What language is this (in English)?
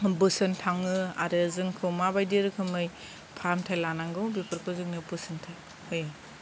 Bodo